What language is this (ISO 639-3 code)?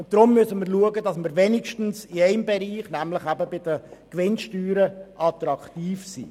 gsw